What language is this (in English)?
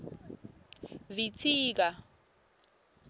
Swati